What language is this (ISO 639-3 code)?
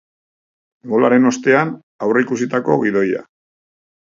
eus